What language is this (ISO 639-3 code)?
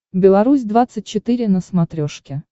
rus